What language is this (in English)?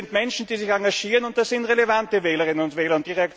German